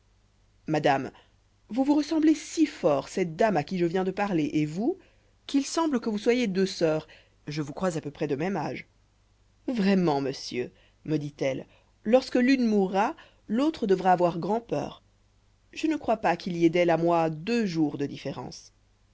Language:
French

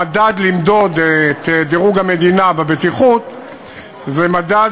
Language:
Hebrew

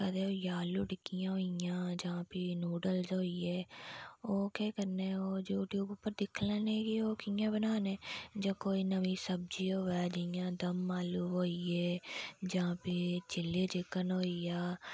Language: Dogri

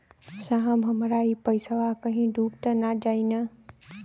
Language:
Bhojpuri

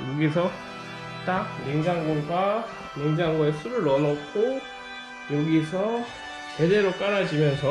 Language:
Korean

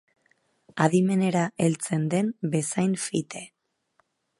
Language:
Basque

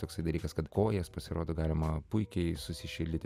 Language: Lithuanian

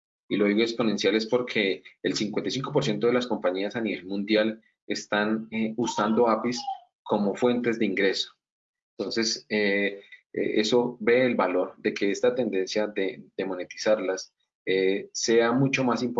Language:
Spanish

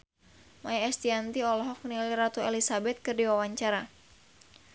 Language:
Sundanese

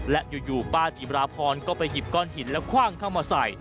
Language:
Thai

